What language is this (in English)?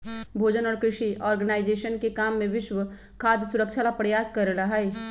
Magahi